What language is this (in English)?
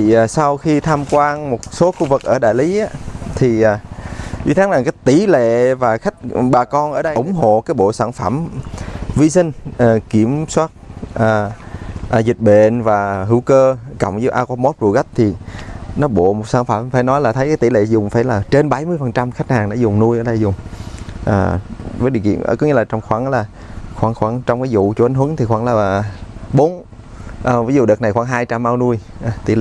Vietnamese